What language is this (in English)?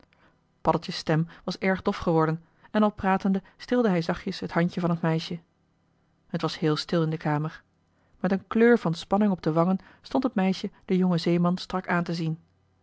Dutch